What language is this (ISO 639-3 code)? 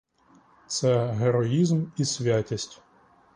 ukr